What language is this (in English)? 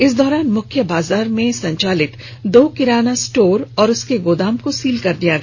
Hindi